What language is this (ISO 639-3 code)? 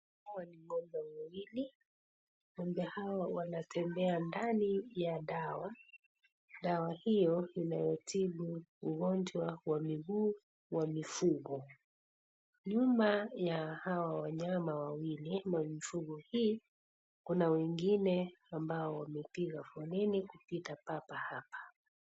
swa